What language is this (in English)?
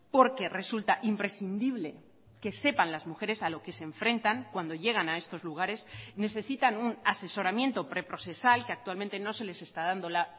Spanish